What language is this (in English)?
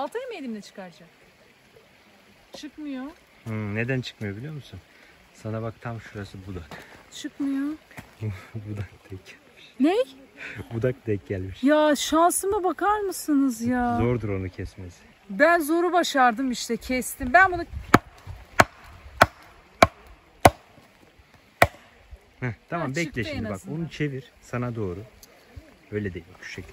Turkish